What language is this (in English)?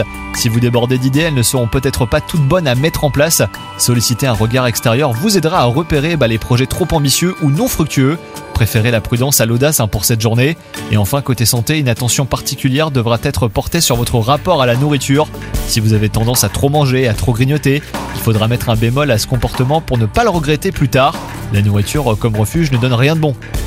French